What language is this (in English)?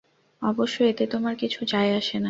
Bangla